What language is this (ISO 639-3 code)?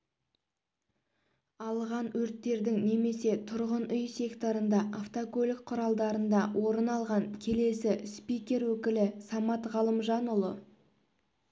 kaz